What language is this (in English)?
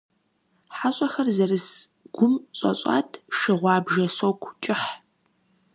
Kabardian